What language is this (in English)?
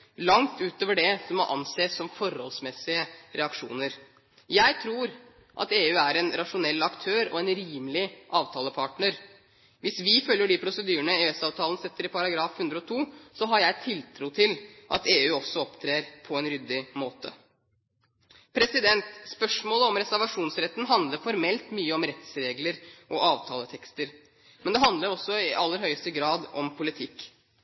Norwegian Bokmål